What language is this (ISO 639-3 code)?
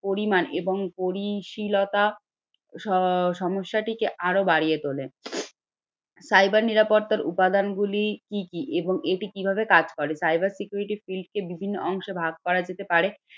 ben